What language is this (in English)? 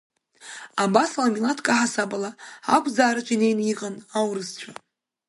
Abkhazian